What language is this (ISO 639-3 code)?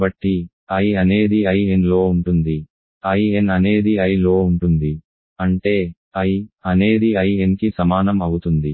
tel